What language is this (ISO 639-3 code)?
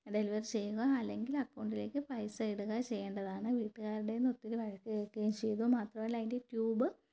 mal